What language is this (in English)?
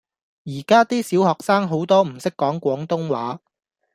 Cantonese